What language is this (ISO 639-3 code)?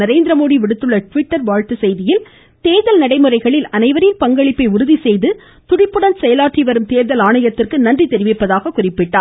tam